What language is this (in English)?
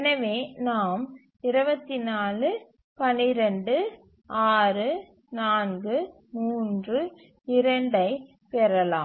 Tamil